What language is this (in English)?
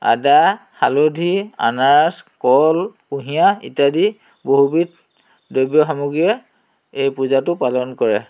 Assamese